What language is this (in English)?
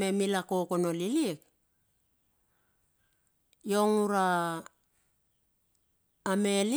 Bilur